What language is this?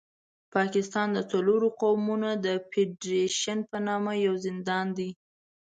Pashto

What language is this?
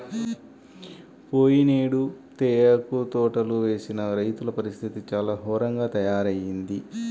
Telugu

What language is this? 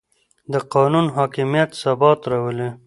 Pashto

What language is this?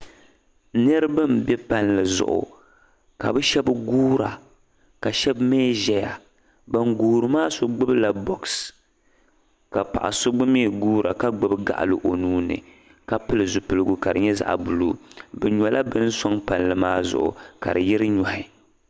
Dagbani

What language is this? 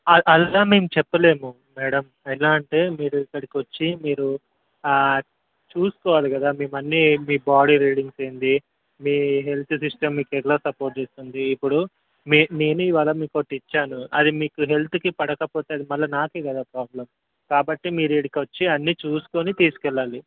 Telugu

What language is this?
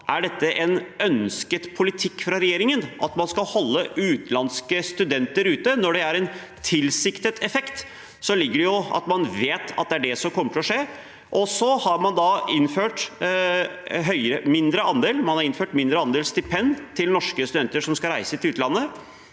Norwegian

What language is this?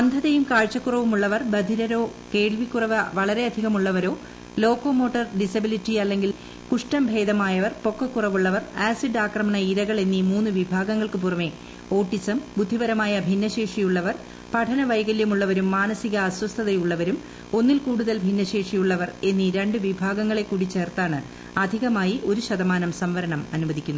Malayalam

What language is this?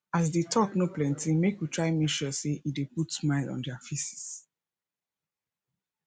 Nigerian Pidgin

